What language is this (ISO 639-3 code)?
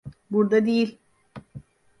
tur